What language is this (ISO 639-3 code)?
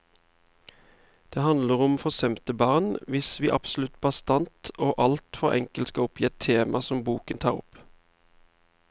nor